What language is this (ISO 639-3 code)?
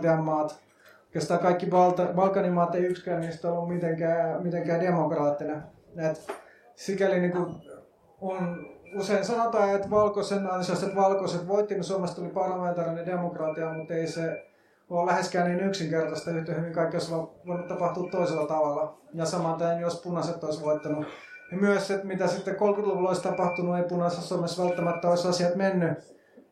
fin